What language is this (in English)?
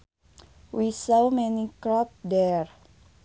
Sundanese